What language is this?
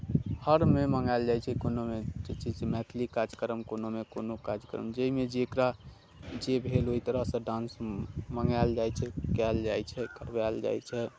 Maithili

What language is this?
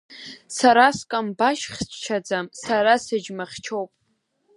Abkhazian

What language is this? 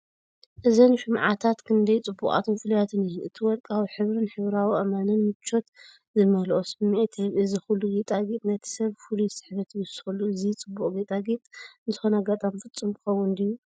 Tigrinya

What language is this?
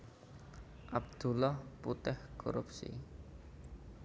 Javanese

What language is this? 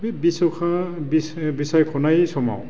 Bodo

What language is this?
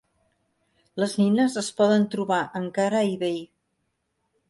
Catalan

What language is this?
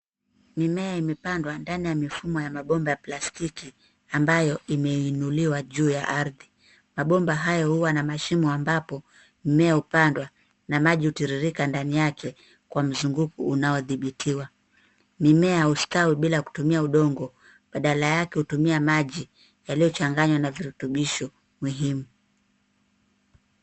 Swahili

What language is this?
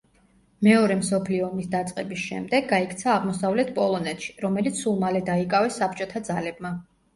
Georgian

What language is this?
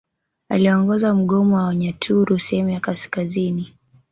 Swahili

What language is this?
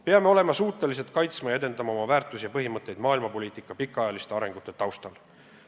Estonian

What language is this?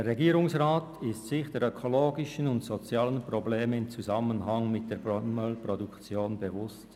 Swiss German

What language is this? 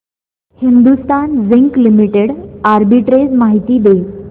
Marathi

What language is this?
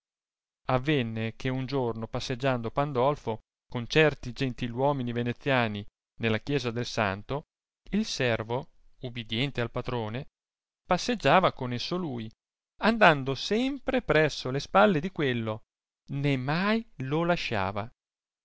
Italian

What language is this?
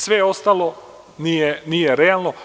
Serbian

